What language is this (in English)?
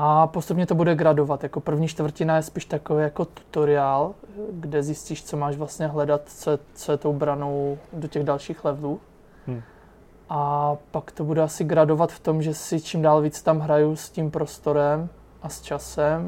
Czech